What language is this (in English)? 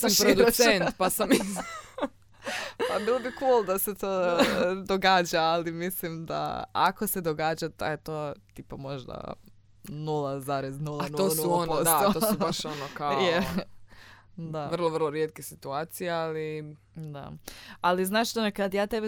Croatian